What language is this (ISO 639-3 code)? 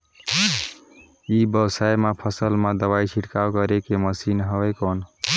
hne